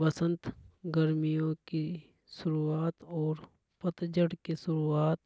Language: Hadothi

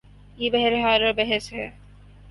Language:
Urdu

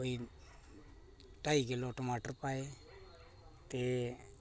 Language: Dogri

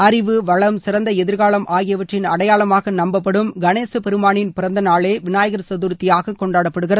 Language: Tamil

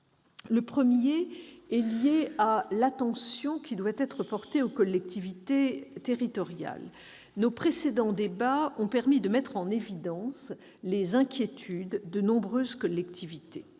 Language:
French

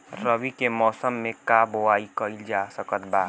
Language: Bhojpuri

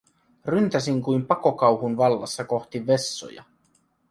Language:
Finnish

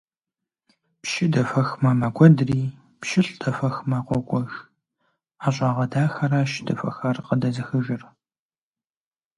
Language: Kabardian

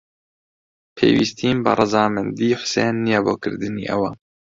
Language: Central Kurdish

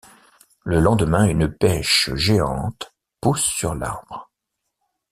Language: French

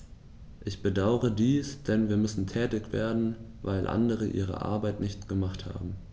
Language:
German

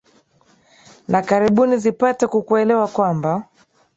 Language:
Swahili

